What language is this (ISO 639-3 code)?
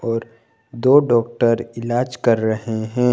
hin